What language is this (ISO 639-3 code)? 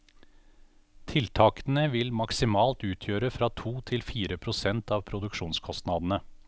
nor